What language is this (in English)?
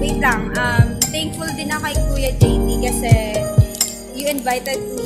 Filipino